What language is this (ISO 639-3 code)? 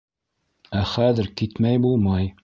bak